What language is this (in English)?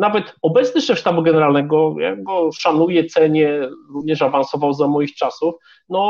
Polish